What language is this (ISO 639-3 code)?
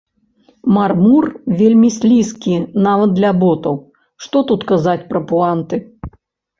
bel